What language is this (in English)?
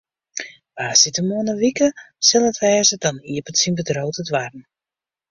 Western Frisian